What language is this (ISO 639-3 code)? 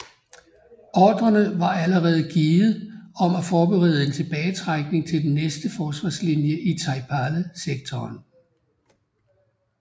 dan